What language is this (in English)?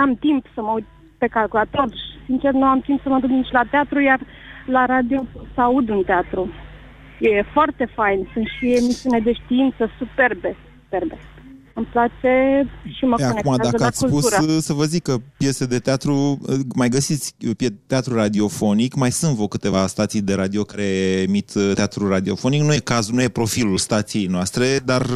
Romanian